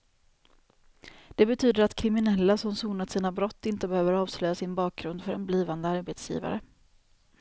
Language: Swedish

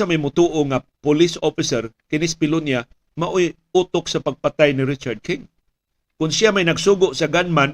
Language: Filipino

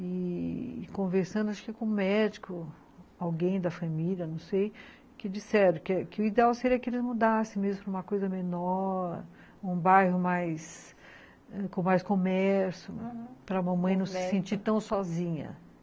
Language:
Portuguese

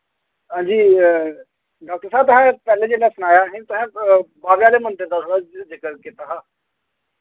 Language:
Dogri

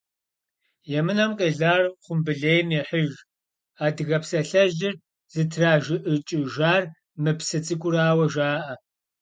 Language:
Kabardian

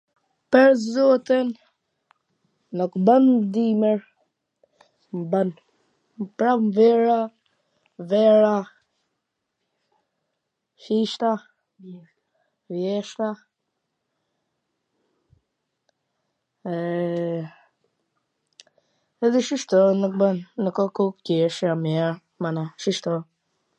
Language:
Gheg Albanian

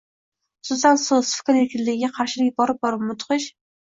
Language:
Uzbek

